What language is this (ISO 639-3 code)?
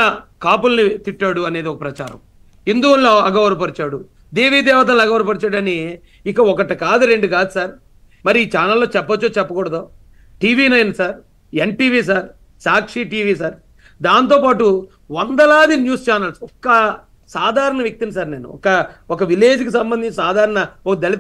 tel